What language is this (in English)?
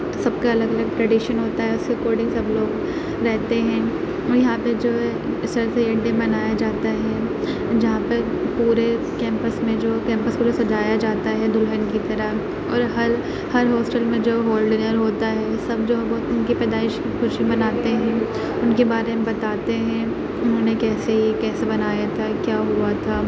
Urdu